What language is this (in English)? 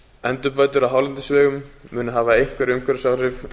Icelandic